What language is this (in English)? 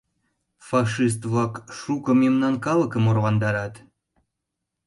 Mari